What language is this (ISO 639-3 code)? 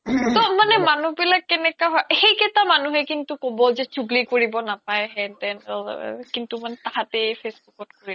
asm